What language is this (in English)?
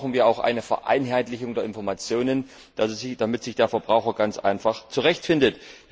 German